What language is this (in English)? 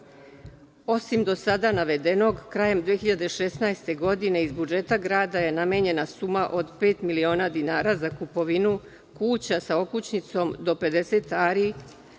Serbian